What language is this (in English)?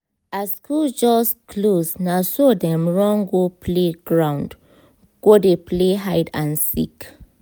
Nigerian Pidgin